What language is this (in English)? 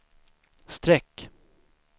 Swedish